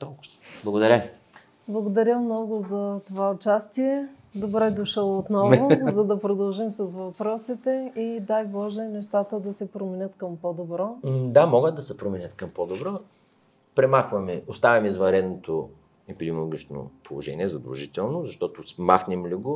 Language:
Bulgarian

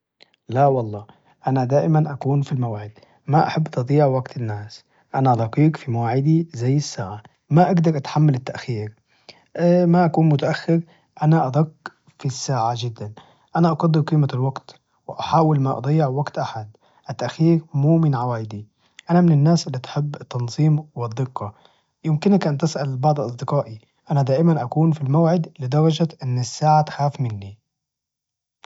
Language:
Najdi Arabic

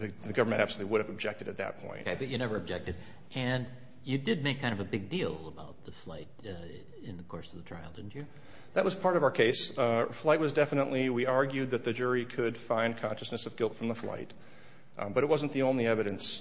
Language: English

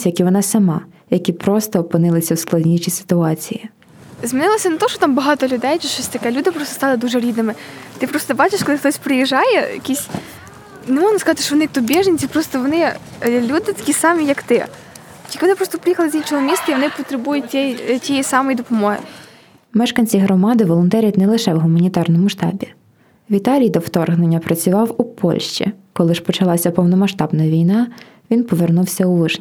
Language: Ukrainian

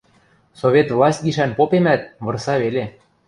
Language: Western Mari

